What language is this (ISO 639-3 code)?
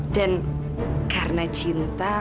ind